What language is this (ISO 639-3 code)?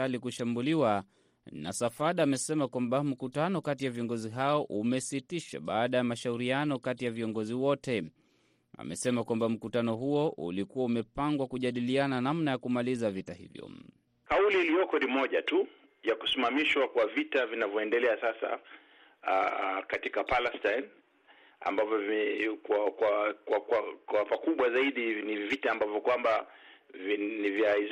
swa